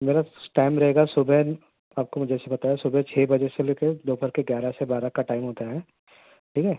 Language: Urdu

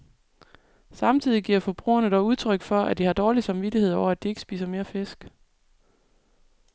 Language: Danish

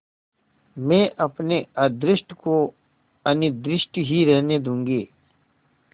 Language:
Hindi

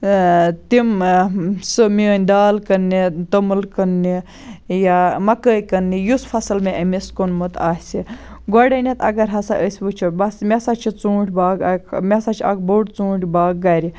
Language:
Kashmiri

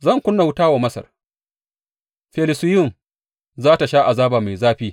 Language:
Hausa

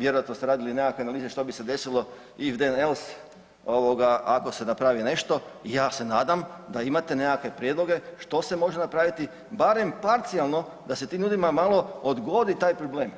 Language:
Croatian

